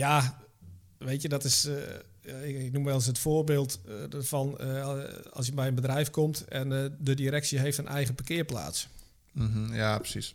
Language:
Dutch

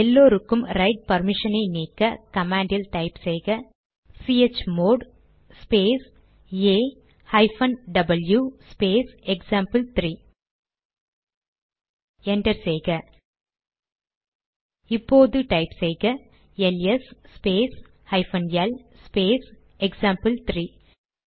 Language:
Tamil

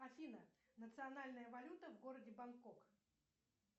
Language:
Russian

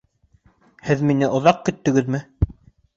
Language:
Bashkir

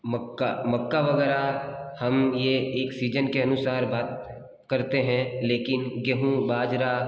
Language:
Hindi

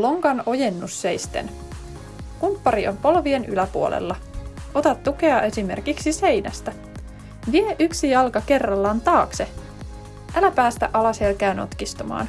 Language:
Finnish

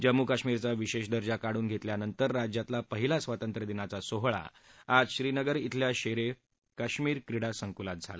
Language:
Marathi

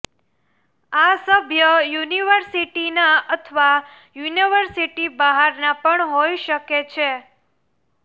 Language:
Gujarati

